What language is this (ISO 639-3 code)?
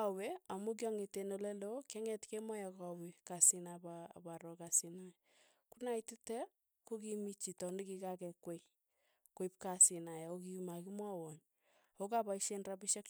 tuy